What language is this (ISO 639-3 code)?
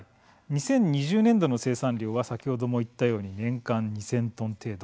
jpn